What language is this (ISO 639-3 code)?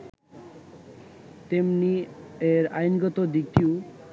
ben